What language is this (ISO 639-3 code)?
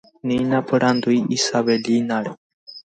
grn